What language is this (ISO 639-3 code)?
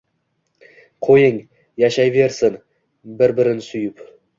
uzb